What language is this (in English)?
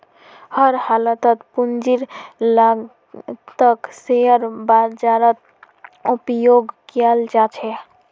Magahi